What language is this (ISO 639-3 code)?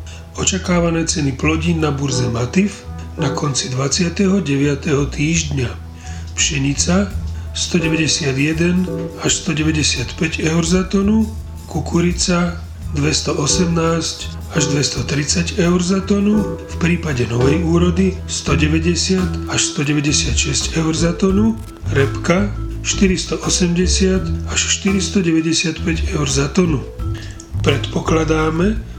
slk